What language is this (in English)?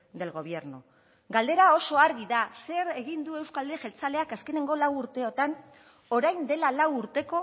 Basque